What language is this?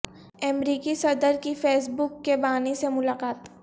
Urdu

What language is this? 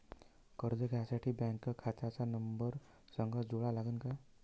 Marathi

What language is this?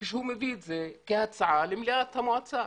Hebrew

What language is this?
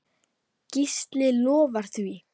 Icelandic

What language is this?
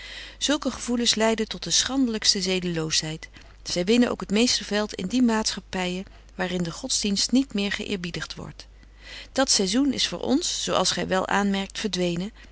Dutch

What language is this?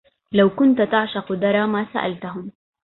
Arabic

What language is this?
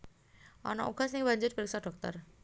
Javanese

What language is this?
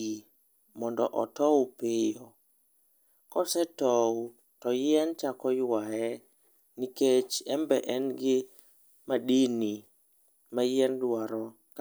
Luo (Kenya and Tanzania)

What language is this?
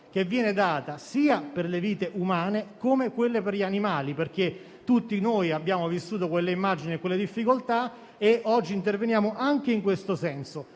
Italian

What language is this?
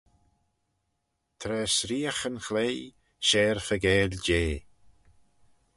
Manx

